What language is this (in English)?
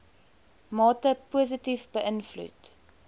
Afrikaans